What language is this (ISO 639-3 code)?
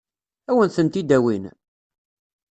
kab